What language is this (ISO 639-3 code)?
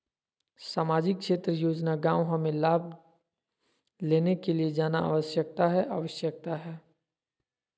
mag